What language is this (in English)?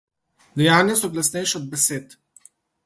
Slovenian